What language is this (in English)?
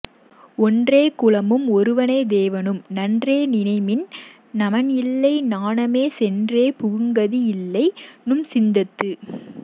Tamil